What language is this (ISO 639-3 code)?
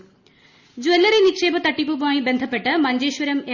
mal